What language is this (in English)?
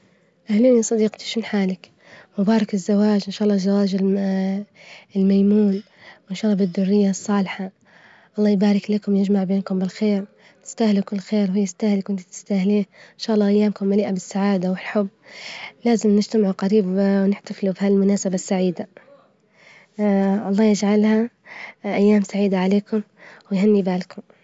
Libyan Arabic